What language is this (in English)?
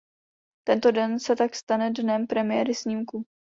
Czech